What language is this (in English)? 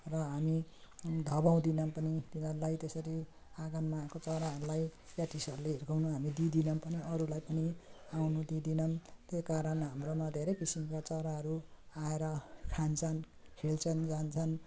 Nepali